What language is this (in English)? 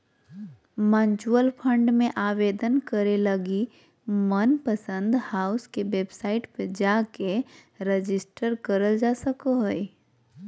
Magahi